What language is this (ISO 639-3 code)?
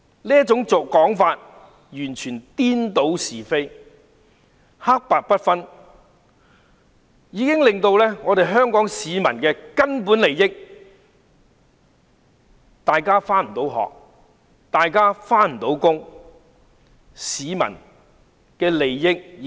yue